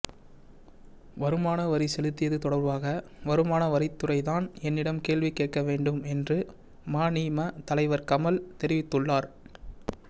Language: Tamil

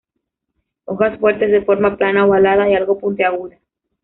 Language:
Spanish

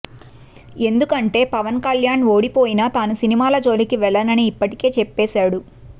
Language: Telugu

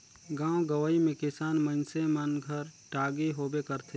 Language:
Chhattisgarhi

